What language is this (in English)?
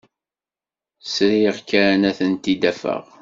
Kabyle